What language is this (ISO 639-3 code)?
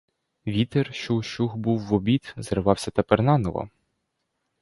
ukr